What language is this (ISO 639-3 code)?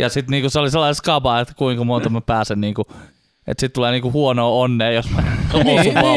fin